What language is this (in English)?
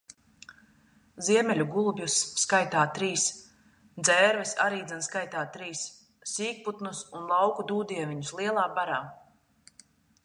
Latvian